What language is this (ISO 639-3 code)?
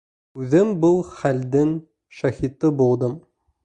bak